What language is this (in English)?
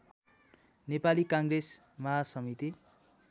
Nepali